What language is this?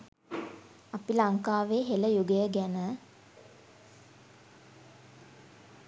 Sinhala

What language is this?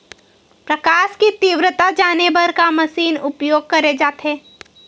Chhattisgarhi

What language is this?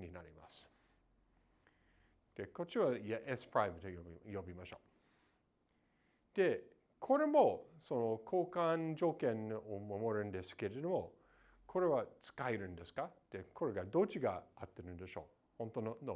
Japanese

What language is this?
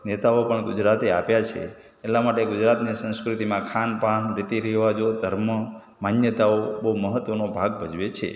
Gujarati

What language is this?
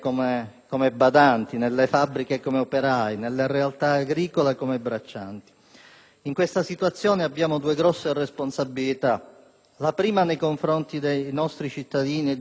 Italian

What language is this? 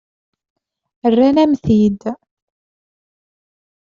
Kabyle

